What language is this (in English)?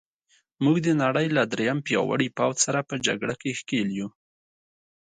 Pashto